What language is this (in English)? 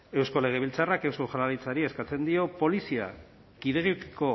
Basque